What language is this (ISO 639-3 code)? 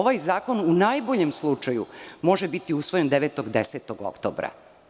srp